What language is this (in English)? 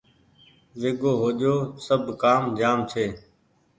Goaria